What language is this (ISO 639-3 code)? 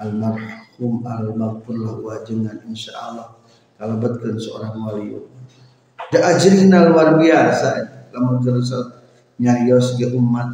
ind